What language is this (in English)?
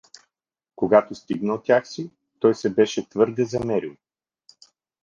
Bulgarian